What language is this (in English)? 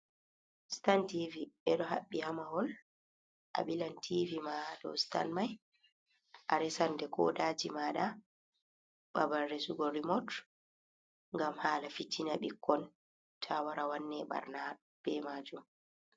Fula